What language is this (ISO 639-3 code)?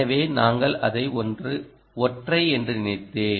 tam